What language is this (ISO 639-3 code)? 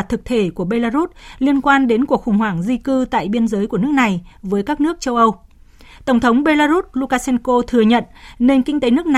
vie